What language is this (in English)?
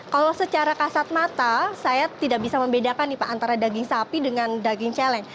Indonesian